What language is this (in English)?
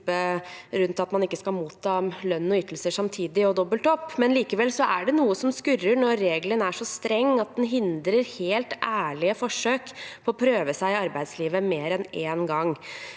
Norwegian